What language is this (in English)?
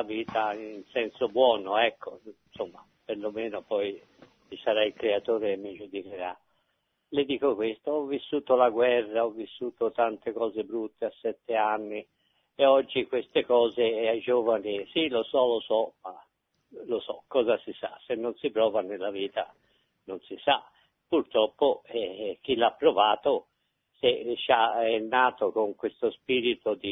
Italian